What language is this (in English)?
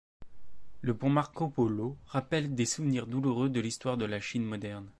French